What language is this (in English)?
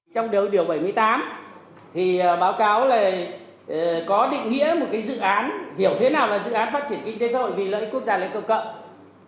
Vietnamese